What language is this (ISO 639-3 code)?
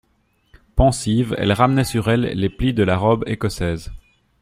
fra